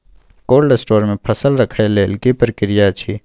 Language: Maithili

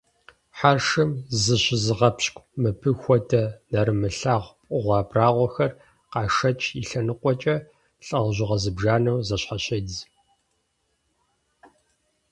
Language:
Kabardian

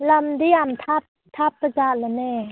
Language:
Manipuri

